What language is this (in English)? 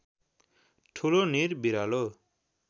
Nepali